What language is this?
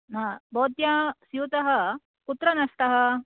Sanskrit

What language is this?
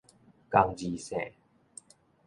Min Nan Chinese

